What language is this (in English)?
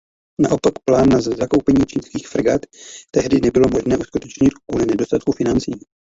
Czech